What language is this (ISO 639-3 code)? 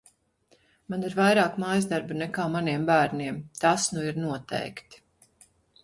lav